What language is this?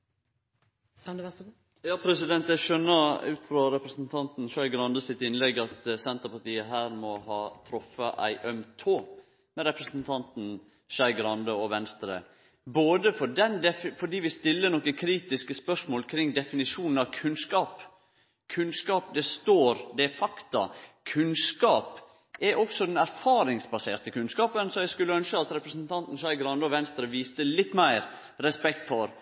Norwegian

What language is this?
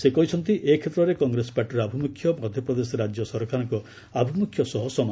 Odia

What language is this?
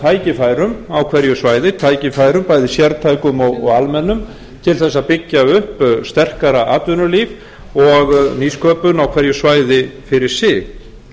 Icelandic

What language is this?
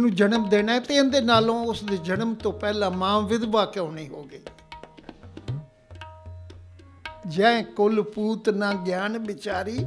Punjabi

